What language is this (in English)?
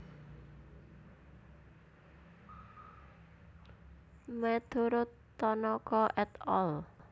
Javanese